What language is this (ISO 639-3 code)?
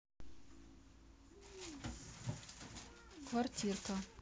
rus